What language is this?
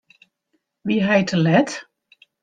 Western Frisian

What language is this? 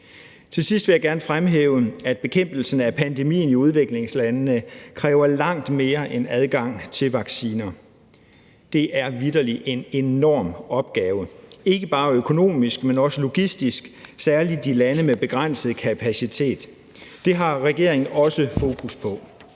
Danish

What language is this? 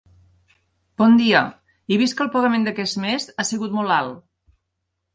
Catalan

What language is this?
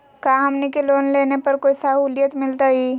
Magahi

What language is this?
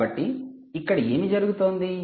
Telugu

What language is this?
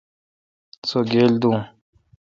Kalkoti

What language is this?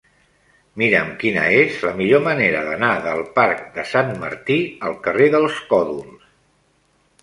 Catalan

